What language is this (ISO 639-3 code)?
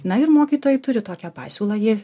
lit